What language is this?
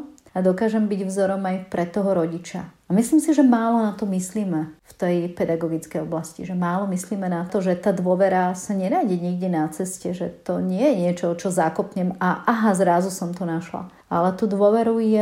Slovak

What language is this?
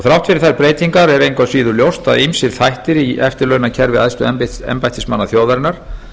Icelandic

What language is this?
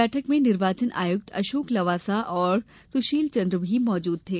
Hindi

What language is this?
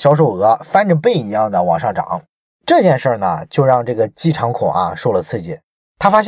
Chinese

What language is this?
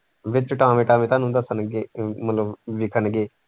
Punjabi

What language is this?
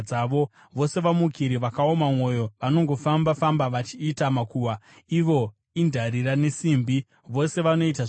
Shona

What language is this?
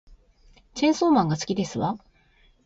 Japanese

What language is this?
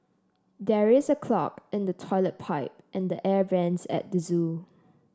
English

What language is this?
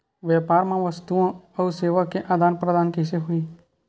Chhattisgarhi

